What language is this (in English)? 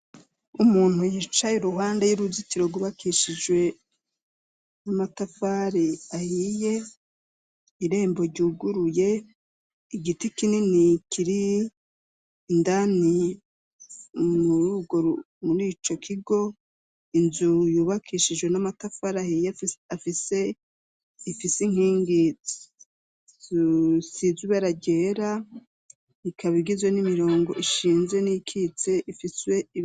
Rundi